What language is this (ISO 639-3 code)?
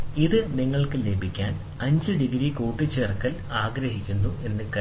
mal